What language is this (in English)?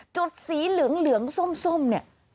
Thai